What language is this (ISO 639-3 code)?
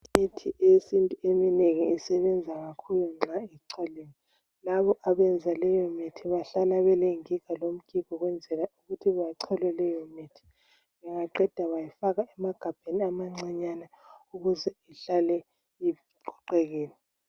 nde